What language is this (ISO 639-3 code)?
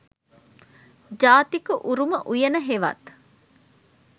sin